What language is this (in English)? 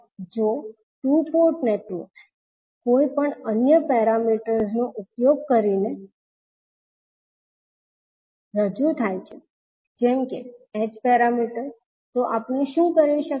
Gujarati